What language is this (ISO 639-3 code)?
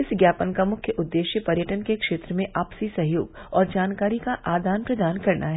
hin